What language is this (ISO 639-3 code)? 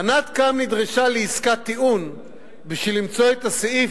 heb